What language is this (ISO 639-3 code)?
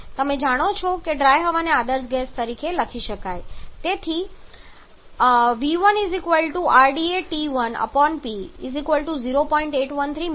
guj